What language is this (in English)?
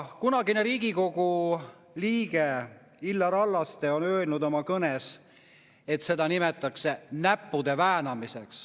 Estonian